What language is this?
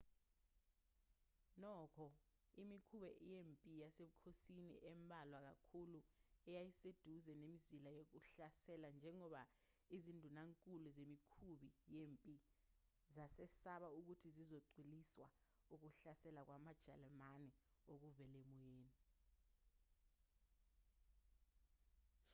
Zulu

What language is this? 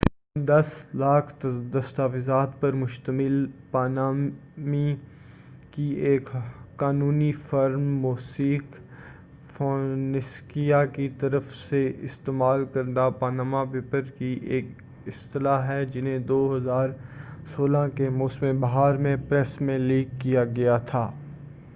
Urdu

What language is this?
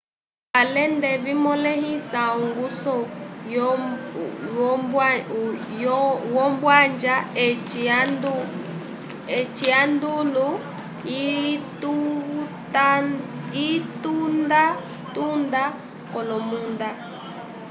Umbundu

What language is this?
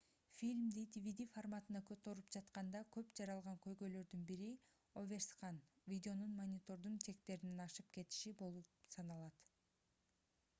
Kyrgyz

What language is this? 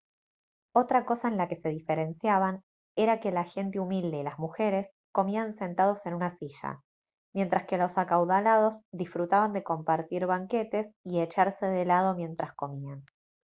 Spanish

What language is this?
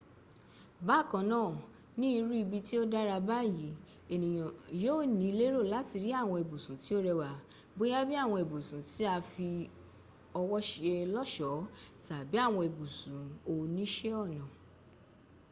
Yoruba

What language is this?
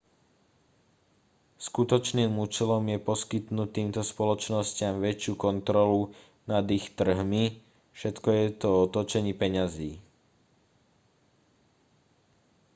Slovak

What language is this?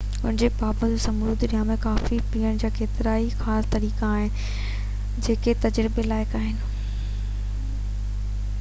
Sindhi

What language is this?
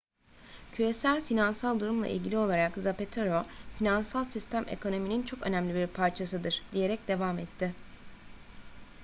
Turkish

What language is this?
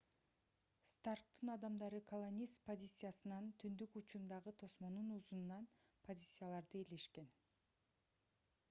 Kyrgyz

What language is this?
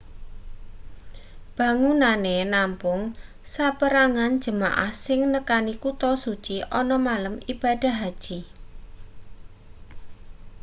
Javanese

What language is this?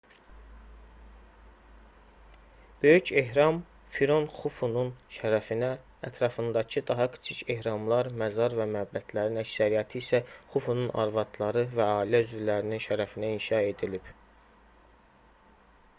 Azerbaijani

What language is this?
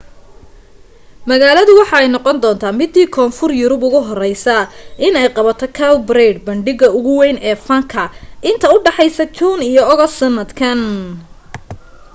Somali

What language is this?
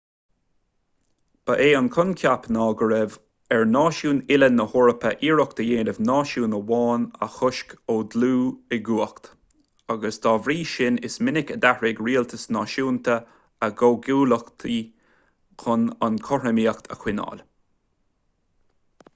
Irish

